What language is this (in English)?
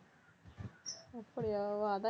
Tamil